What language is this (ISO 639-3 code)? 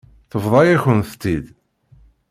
kab